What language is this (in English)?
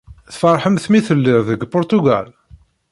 Kabyle